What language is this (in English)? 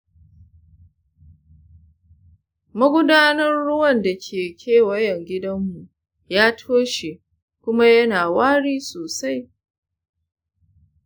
Hausa